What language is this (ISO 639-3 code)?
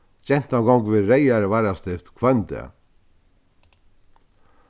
fao